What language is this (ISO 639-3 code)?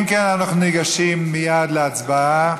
heb